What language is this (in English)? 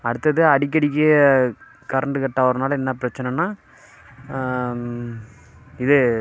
Tamil